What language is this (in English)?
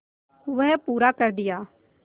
Hindi